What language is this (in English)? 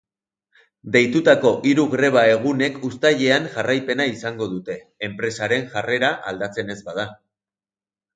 Basque